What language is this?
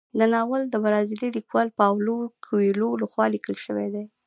Pashto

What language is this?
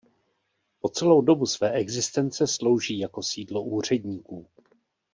Czech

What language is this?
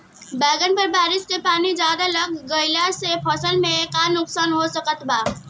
Bhojpuri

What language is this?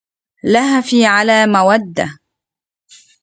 Arabic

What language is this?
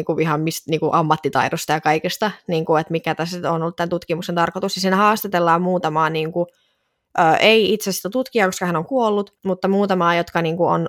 Finnish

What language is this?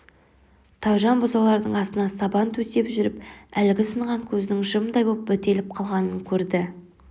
Kazakh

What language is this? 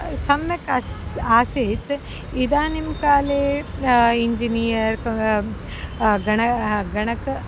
Sanskrit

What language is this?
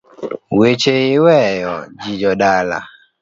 Luo (Kenya and Tanzania)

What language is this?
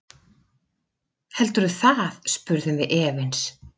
Icelandic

